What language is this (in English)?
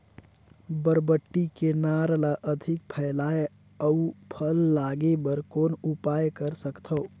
Chhattisgarhi